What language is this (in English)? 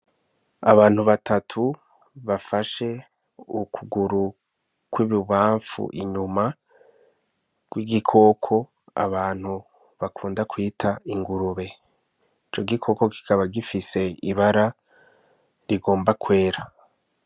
Rundi